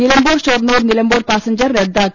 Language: Malayalam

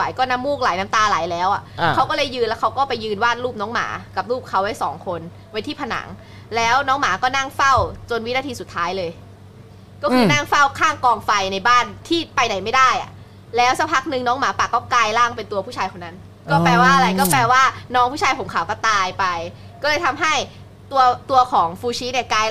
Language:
Thai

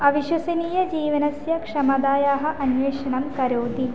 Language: Sanskrit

